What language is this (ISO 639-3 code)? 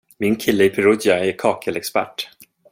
swe